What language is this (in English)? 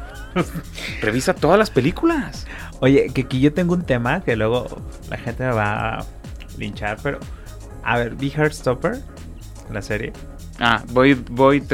Spanish